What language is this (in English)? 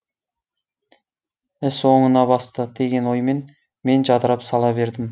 Kazakh